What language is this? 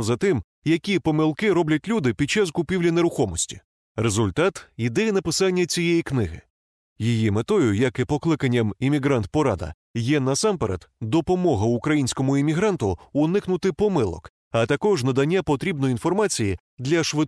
Ukrainian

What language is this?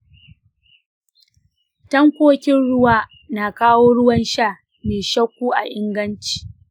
Hausa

